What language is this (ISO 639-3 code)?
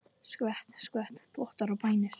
isl